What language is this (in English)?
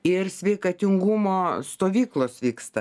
Lithuanian